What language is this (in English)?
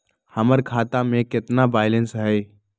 Magahi